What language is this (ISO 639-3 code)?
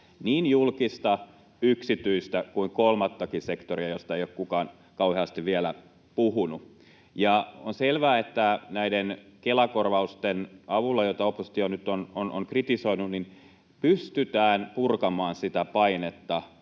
fin